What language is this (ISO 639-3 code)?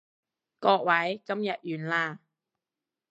yue